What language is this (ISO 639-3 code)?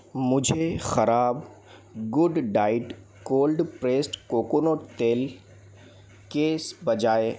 hin